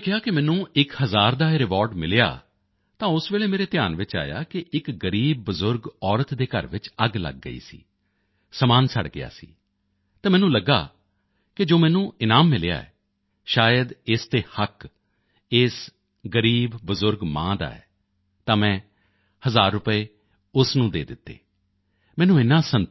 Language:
Punjabi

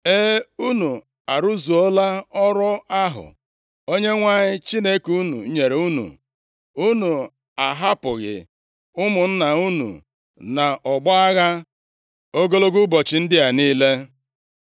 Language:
Igbo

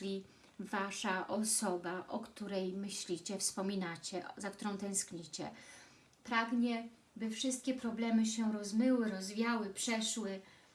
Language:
Polish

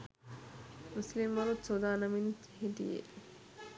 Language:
Sinhala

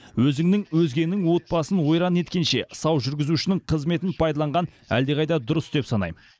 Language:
Kazakh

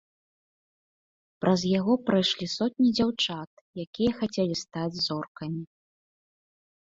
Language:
Belarusian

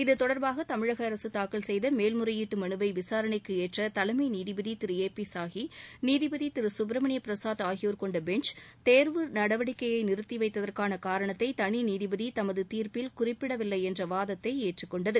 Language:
Tamil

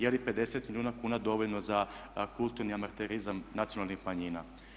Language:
Croatian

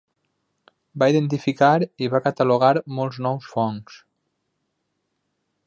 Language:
Catalan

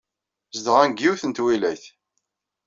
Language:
Kabyle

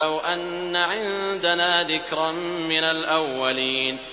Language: Arabic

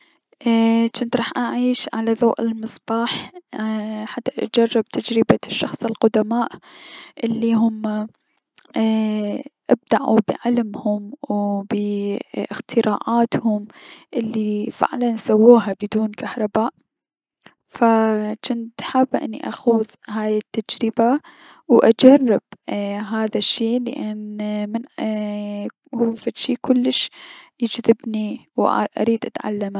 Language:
Mesopotamian Arabic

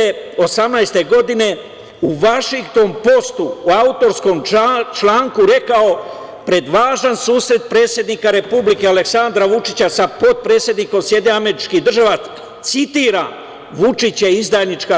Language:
Serbian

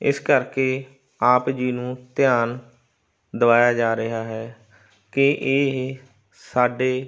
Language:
Punjabi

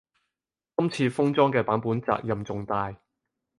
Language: Cantonese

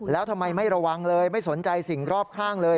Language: Thai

